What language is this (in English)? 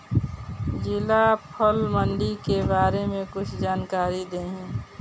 Bhojpuri